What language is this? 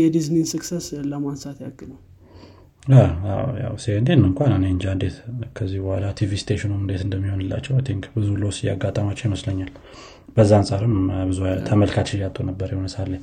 Amharic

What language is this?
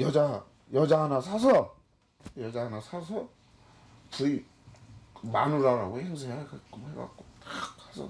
Korean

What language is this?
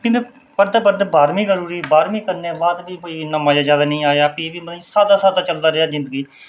Dogri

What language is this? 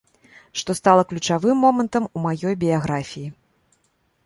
Belarusian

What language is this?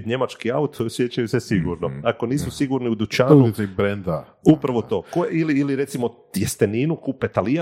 Croatian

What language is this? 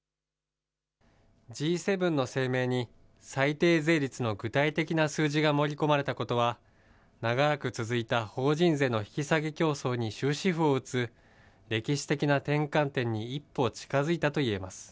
Japanese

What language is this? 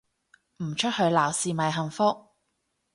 Cantonese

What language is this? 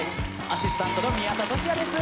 Japanese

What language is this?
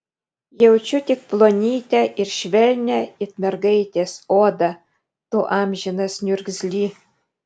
Lithuanian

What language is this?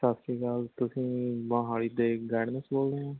Punjabi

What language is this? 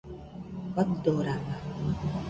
Nüpode Huitoto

